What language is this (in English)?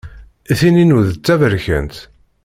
Kabyle